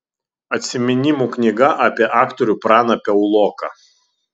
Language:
Lithuanian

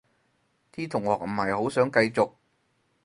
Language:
Cantonese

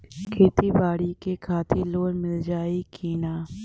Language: Bhojpuri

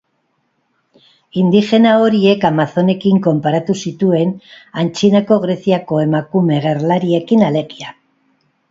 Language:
Basque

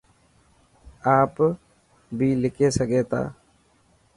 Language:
Dhatki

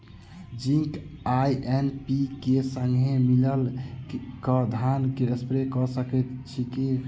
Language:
Maithili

